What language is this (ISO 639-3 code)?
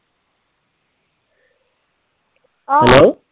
asm